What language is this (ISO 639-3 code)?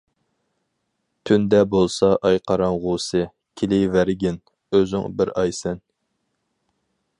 uig